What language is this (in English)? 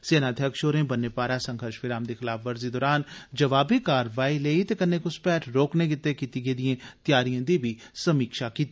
Dogri